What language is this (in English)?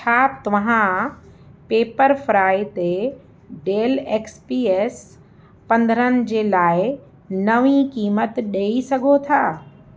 Sindhi